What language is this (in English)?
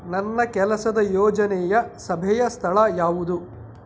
Kannada